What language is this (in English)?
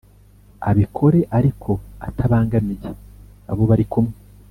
Kinyarwanda